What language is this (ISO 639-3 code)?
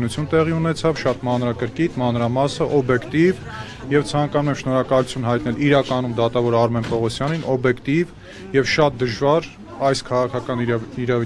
tur